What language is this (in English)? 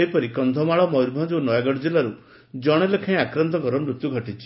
Odia